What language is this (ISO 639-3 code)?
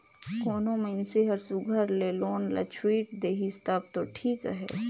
hne